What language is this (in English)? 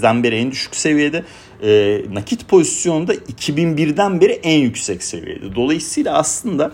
Turkish